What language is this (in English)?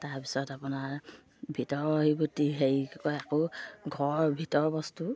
Assamese